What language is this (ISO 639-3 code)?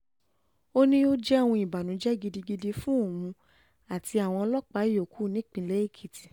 yor